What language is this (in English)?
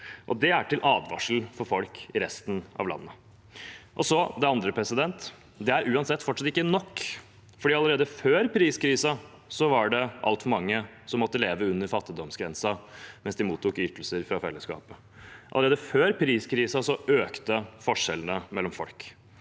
Norwegian